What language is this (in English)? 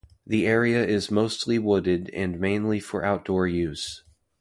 English